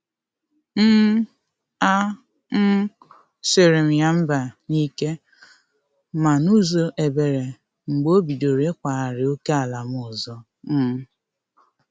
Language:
Igbo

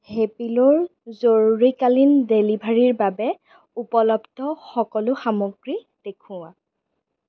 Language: Assamese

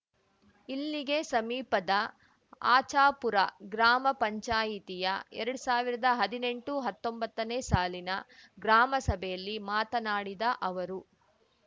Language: Kannada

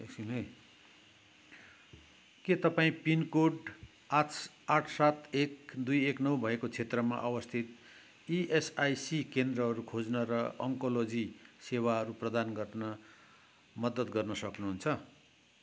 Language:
Nepali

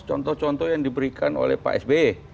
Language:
Indonesian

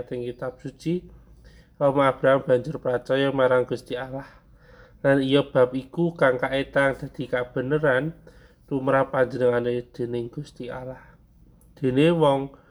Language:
Indonesian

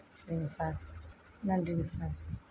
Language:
Tamil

